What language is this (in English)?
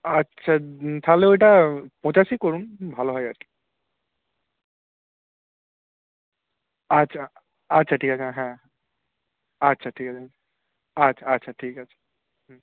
Bangla